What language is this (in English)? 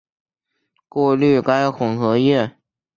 Chinese